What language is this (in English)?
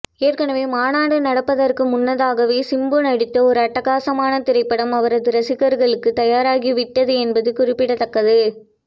Tamil